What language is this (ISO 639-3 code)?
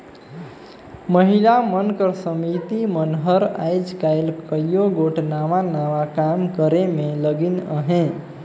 hne